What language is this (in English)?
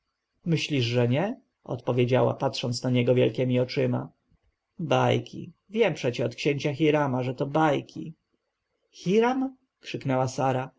Polish